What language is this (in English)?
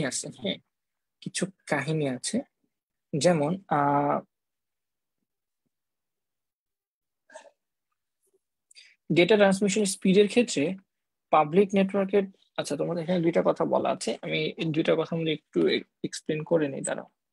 Hindi